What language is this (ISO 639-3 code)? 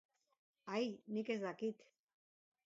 eus